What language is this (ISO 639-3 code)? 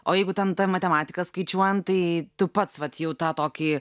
lit